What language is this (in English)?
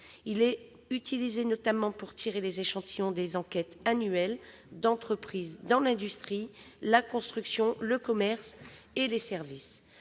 French